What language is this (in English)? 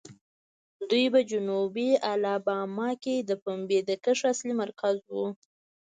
Pashto